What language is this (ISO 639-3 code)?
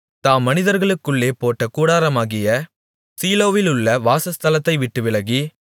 tam